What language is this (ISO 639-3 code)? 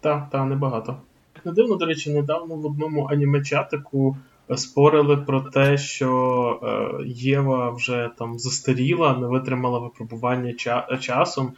ukr